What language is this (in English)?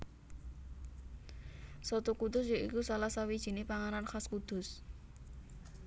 Javanese